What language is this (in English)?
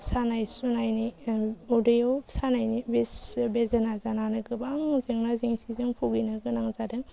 Bodo